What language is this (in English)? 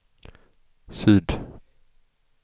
Swedish